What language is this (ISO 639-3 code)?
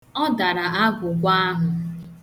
ibo